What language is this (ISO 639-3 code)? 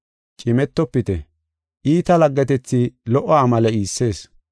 gof